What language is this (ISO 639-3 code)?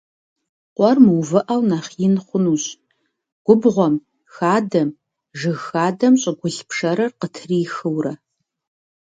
kbd